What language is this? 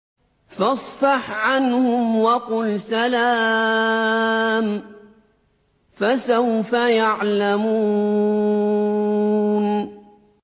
Arabic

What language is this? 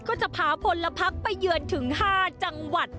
Thai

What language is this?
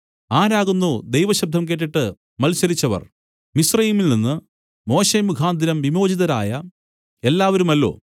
Malayalam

